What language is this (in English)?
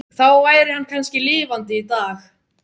Icelandic